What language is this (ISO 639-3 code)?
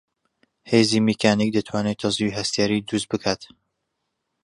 ckb